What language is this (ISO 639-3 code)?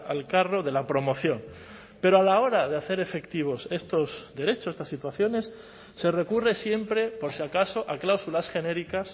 spa